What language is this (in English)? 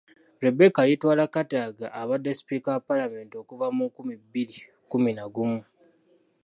Ganda